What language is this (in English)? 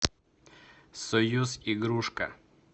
Russian